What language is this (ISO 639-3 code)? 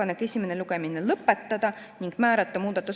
est